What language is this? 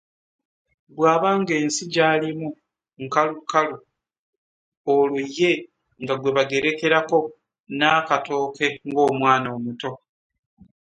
Ganda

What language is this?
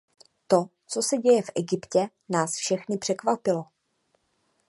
Czech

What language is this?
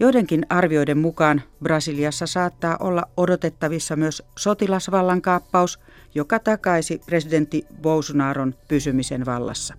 Finnish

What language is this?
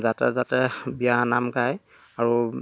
Assamese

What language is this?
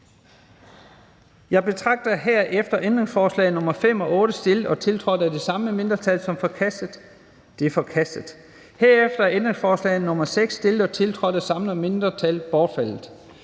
Danish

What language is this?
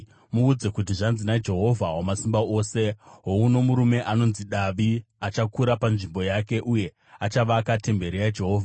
Shona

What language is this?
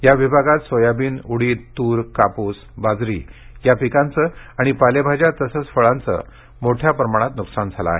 Marathi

